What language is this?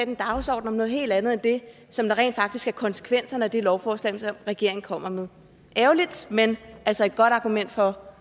Danish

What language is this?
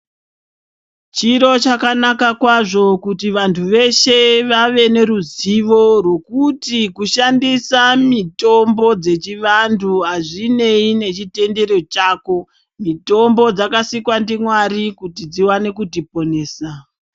Ndau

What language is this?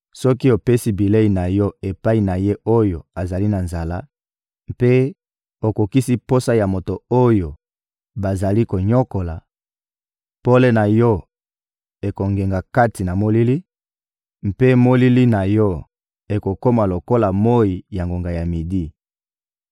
Lingala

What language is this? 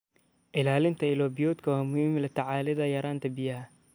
Somali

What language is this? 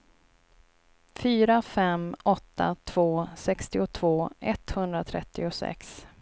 Swedish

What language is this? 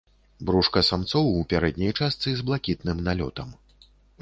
Belarusian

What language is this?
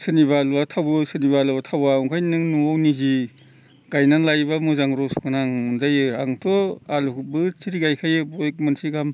Bodo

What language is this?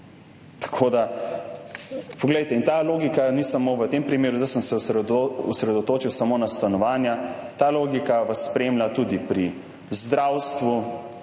Slovenian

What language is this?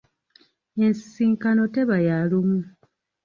Ganda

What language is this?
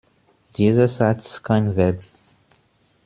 German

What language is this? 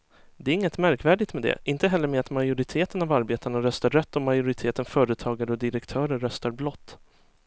Swedish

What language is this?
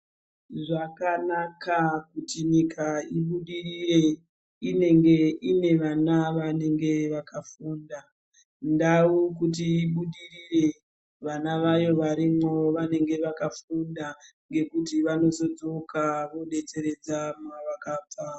Ndau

